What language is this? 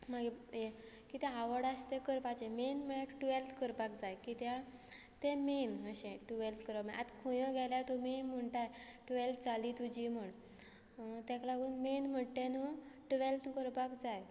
Konkani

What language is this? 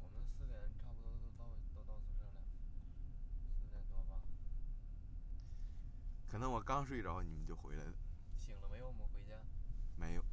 Chinese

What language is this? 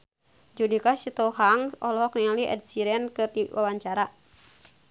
Sundanese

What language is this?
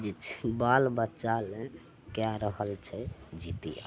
Maithili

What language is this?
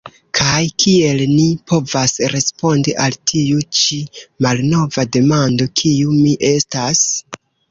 Esperanto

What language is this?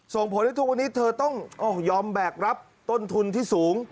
Thai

